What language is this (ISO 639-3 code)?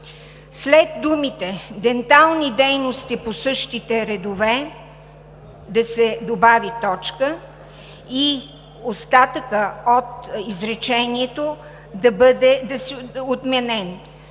bul